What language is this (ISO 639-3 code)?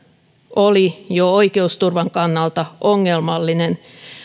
fin